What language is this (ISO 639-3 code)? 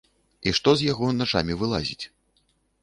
bel